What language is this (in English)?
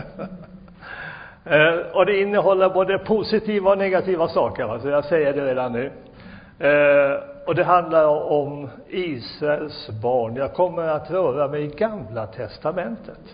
Swedish